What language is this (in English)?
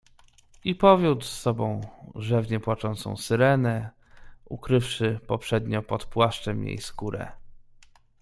Polish